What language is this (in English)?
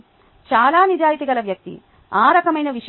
Telugu